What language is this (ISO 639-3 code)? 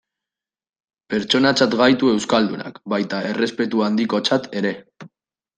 eus